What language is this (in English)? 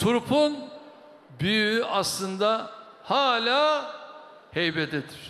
Turkish